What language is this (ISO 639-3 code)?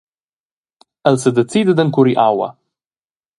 roh